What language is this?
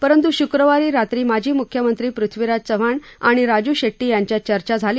Marathi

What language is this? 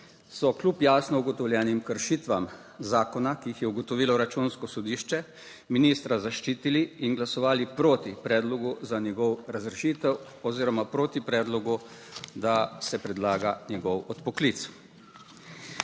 Slovenian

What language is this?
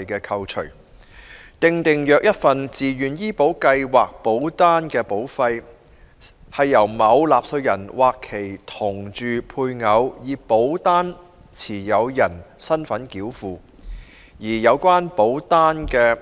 Cantonese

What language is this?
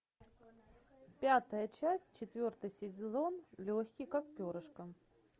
Russian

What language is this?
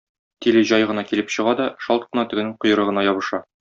Tatar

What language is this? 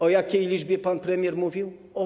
Polish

